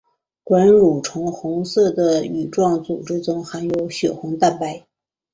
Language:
Chinese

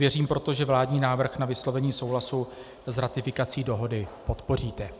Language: Czech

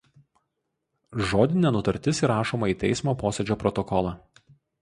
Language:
Lithuanian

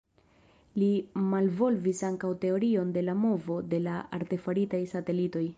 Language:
Esperanto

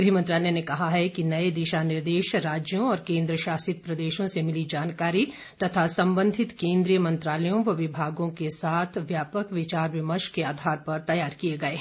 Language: Hindi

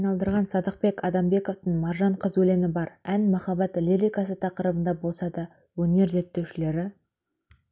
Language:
Kazakh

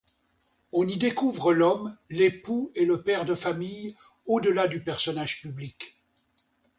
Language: French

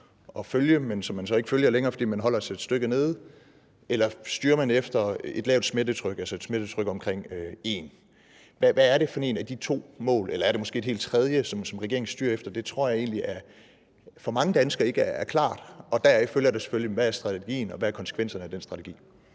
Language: Danish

